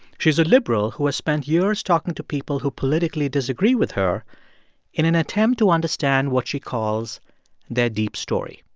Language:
English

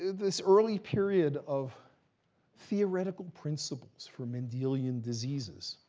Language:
English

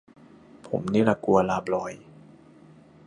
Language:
Thai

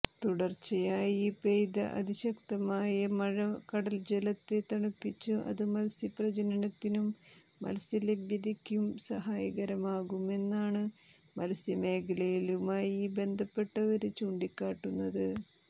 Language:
Malayalam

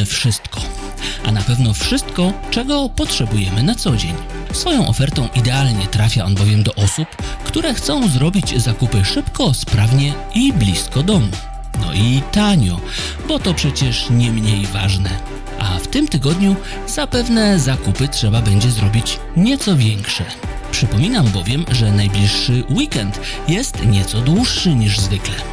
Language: Polish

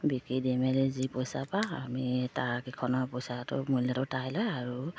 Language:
Assamese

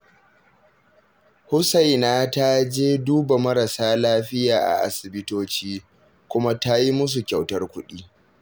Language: Hausa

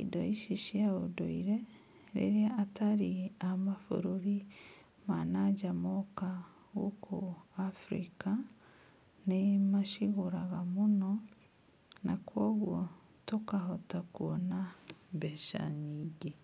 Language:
Kikuyu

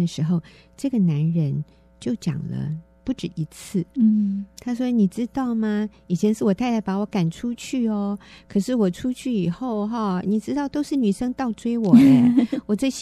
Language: Chinese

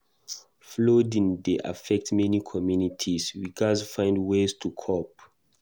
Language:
Nigerian Pidgin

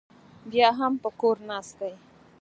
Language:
Pashto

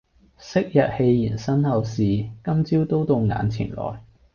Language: Cantonese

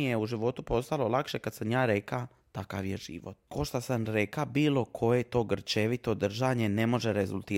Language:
Croatian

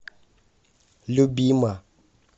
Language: Russian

